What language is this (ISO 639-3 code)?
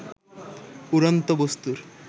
ben